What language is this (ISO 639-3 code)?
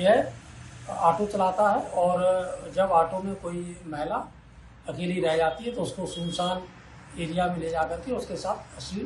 hin